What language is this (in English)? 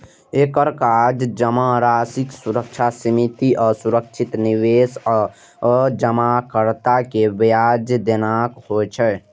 Maithili